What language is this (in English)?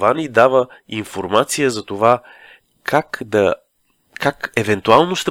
Bulgarian